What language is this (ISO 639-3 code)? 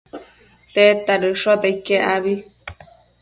mcf